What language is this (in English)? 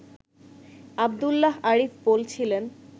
Bangla